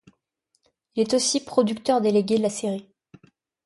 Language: French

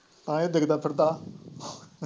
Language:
Punjabi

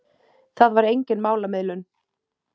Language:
Icelandic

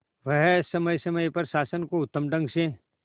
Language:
Hindi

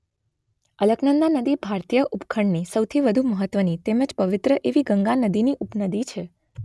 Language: Gujarati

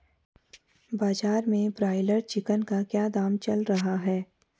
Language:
Hindi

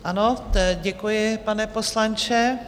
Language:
Czech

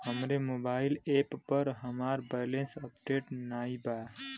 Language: Bhojpuri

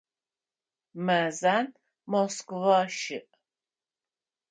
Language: Adyghe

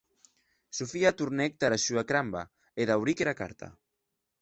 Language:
Occitan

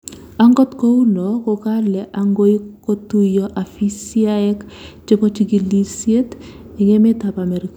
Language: Kalenjin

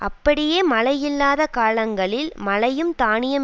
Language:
Tamil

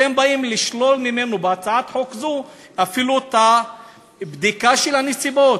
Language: Hebrew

